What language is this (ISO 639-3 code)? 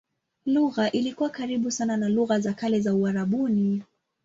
swa